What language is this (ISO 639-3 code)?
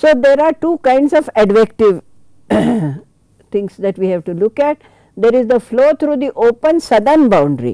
eng